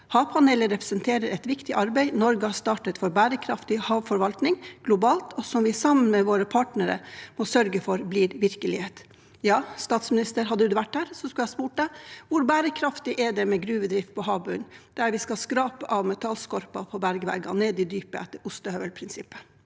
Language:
Norwegian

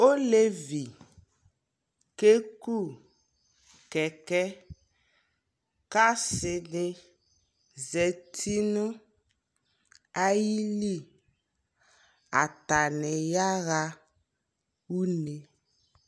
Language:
Ikposo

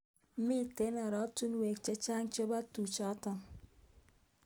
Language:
Kalenjin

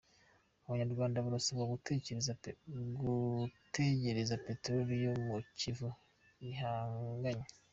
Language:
Kinyarwanda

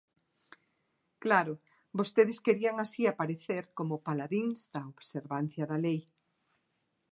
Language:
Galician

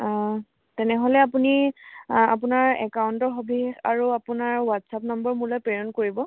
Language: Assamese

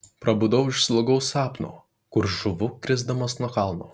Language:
Lithuanian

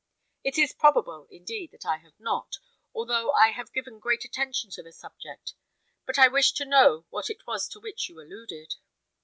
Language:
English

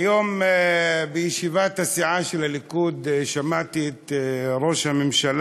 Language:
Hebrew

